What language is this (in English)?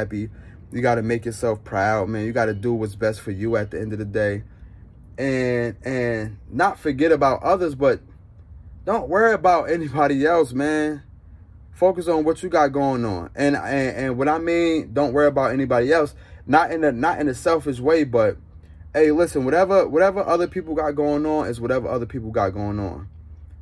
English